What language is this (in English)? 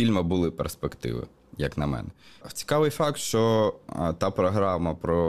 Ukrainian